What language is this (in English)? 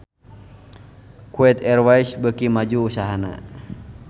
Sundanese